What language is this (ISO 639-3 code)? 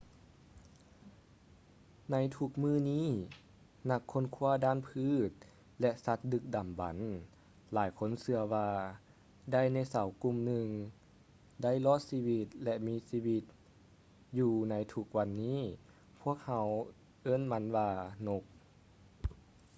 lao